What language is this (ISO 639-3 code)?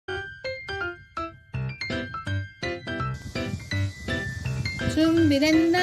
kor